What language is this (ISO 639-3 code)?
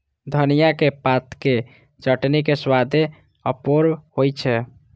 mai